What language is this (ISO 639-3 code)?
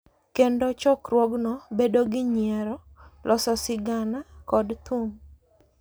luo